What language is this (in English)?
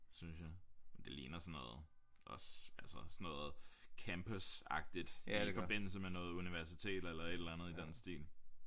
Danish